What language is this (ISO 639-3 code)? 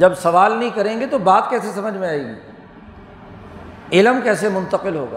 urd